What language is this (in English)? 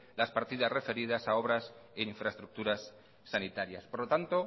Spanish